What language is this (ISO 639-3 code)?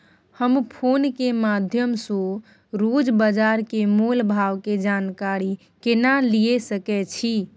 mai